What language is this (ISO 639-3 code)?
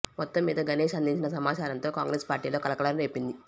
tel